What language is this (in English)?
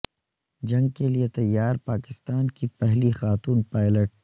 Urdu